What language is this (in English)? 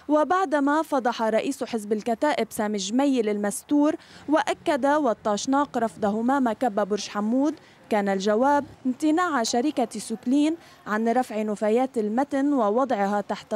Arabic